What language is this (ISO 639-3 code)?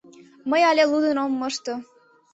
chm